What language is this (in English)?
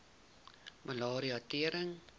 Afrikaans